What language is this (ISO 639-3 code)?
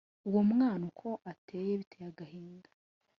kin